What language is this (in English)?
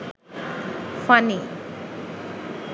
Bangla